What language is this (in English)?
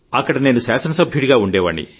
Telugu